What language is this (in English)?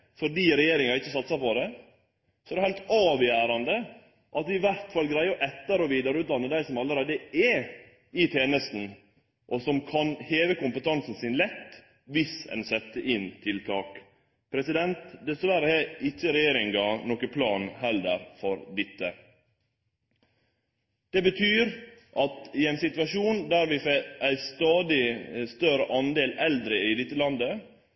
Norwegian Nynorsk